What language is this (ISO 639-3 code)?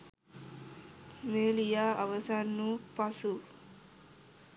sin